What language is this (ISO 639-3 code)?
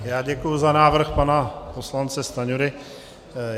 ces